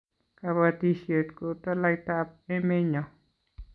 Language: Kalenjin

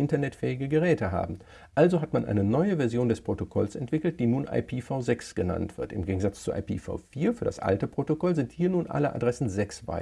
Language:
German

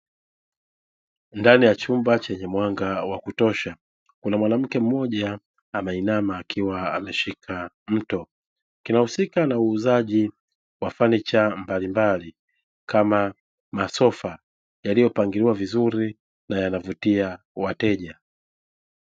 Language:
Swahili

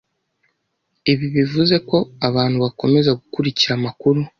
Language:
Kinyarwanda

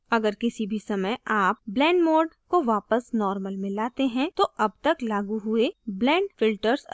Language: Hindi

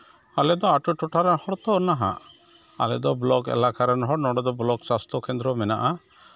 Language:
Santali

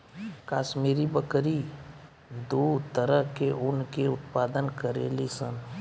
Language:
Bhojpuri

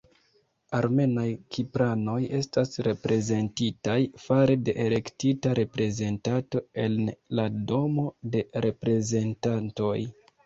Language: Esperanto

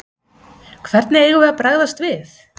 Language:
Icelandic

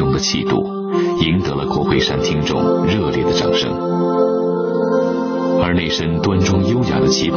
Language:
Chinese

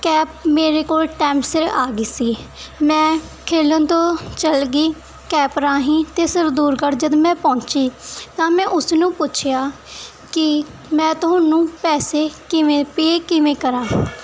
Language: Punjabi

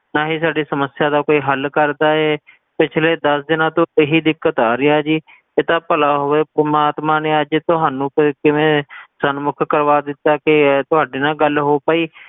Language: Punjabi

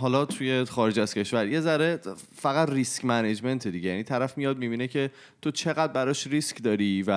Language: Persian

